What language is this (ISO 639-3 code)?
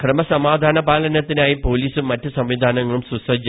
mal